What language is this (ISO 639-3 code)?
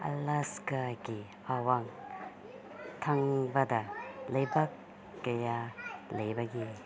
mni